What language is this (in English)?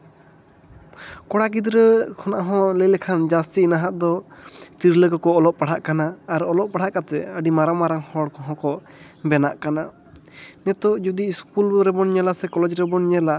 Santali